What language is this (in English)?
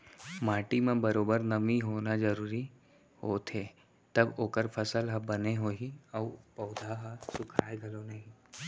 Chhattisgarhi